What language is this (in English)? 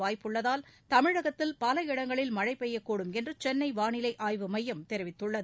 Tamil